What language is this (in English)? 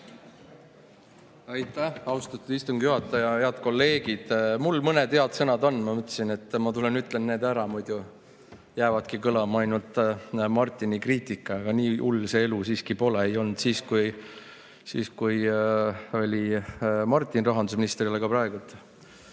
Estonian